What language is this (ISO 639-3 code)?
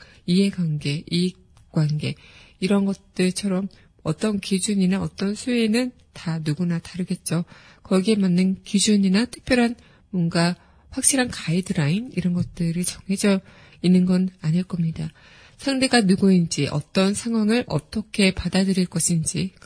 kor